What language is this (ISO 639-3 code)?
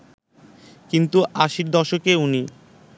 ben